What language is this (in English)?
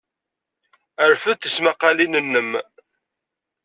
Kabyle